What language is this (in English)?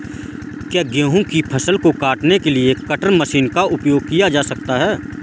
Hindi